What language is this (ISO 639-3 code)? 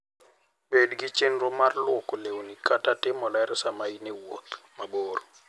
luo